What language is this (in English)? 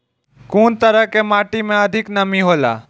Maithili